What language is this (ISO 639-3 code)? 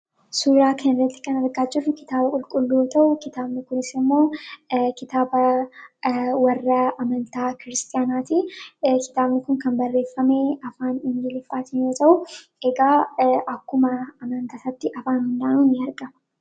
orm